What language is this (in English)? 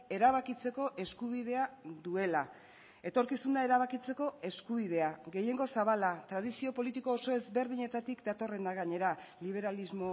Basque